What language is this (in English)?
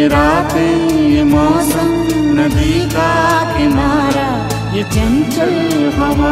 Hindi